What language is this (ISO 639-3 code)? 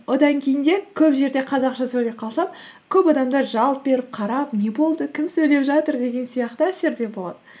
kaz